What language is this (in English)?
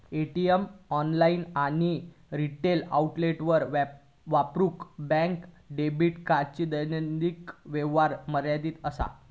Marathi